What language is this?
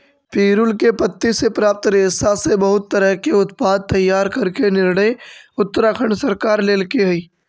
Magahi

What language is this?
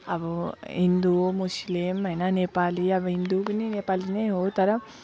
Nepali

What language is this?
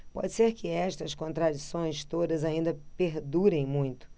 Portuguese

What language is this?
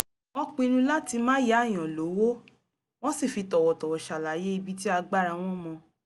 Yoruba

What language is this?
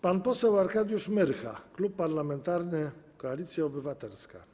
Polish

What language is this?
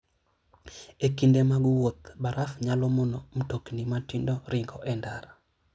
Luo (Kenya and Tanzania)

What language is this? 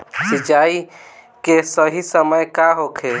Bhojpuri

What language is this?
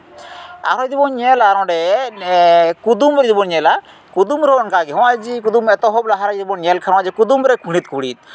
Santali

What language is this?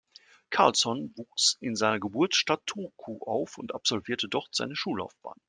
German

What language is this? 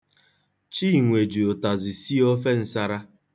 Igbo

